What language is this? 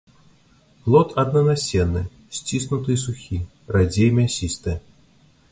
Belarusian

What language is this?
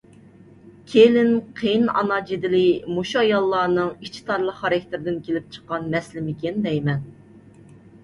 Uyghur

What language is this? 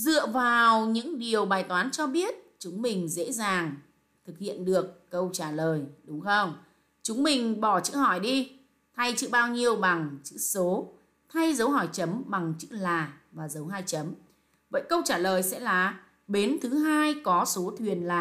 Vietnamese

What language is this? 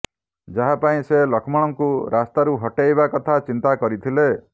Odia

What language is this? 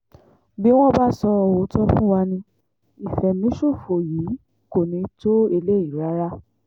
Yoruba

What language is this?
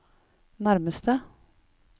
Norwegian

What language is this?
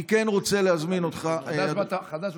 Hebrew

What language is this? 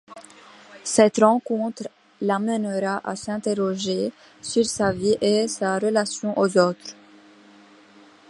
French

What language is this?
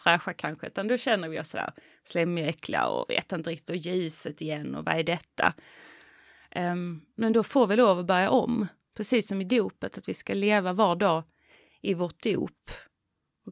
Swedish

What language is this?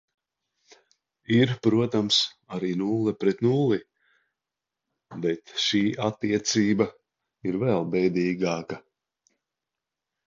Latvian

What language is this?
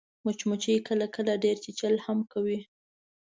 Pashto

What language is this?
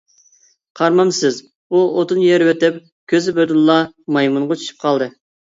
Uyghur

